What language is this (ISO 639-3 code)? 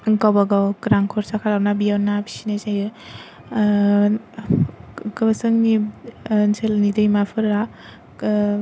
brx